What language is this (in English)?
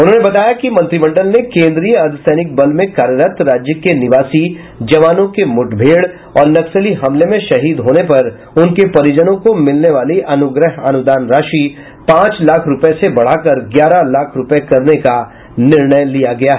Hindi